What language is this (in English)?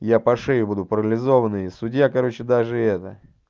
Russian